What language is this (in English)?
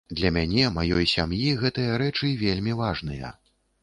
Belarusian